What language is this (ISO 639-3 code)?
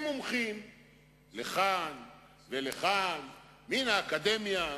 heb